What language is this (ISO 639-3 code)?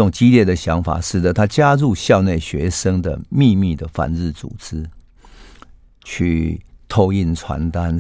zho